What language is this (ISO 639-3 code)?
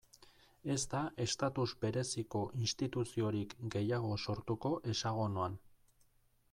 eus